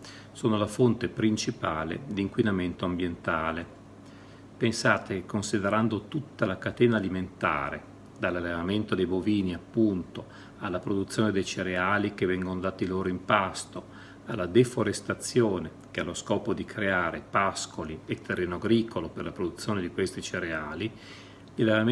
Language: Italian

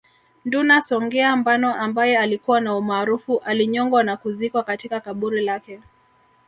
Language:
Swahili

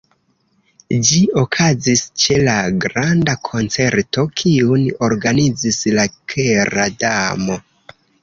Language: Esperanto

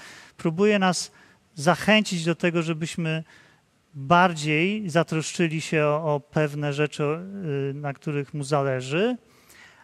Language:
Polish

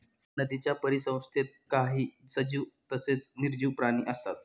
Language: Marathi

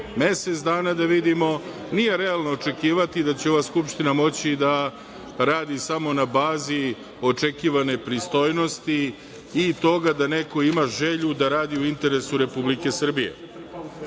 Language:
Serbian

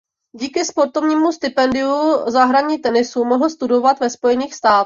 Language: Czech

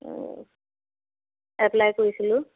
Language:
Assamese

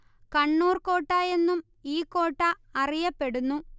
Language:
Malayalam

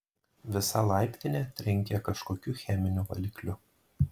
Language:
Lithuanian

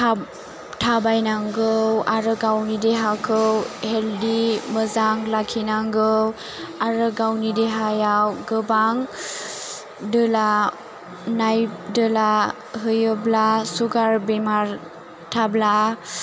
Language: Bodo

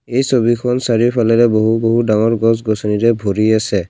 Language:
Assamese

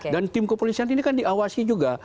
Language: Indonesian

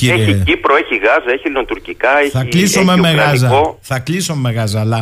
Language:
Greek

